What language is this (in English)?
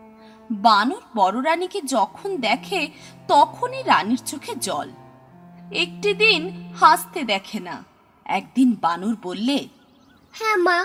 Bangla